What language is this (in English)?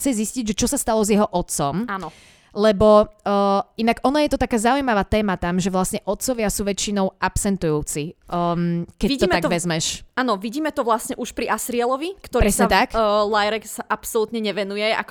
Slovak